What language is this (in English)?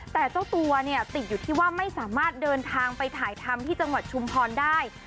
Thai